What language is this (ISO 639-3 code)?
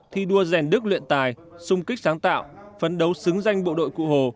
vie